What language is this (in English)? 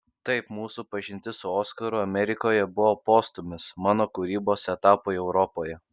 Lithuanian